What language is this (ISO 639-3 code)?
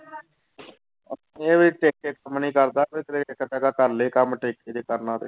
pan